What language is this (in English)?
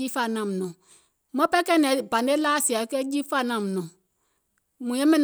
Gola